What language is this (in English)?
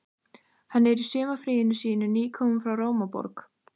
Icelandic